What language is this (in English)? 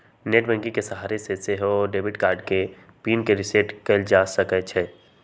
Magahi